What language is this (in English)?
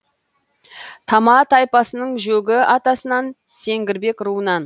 Kazakh